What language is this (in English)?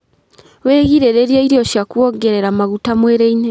Kikuyu